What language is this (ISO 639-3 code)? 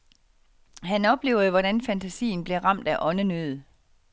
dan